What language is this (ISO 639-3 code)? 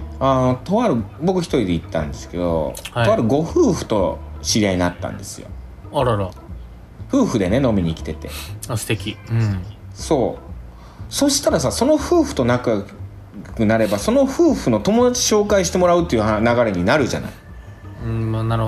jpn